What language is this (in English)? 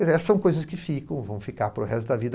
Portuguese